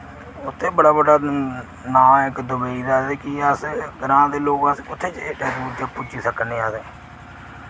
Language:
Dogri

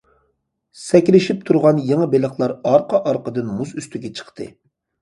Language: Uyghur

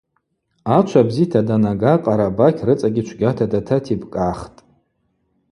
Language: Abaza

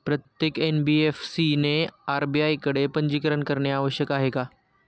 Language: Marathi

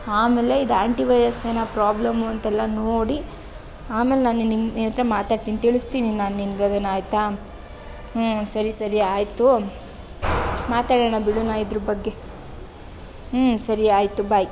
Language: Kannada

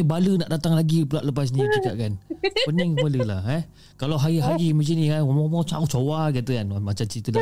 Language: Malay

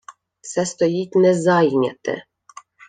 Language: Ukrainian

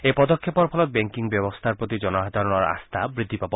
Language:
Assamese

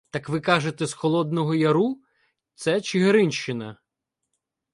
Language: Ukrainian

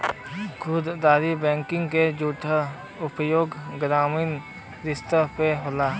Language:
Bhojpuri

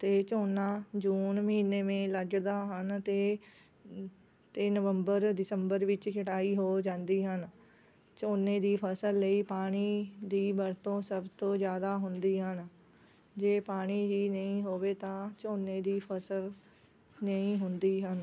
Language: Punjabi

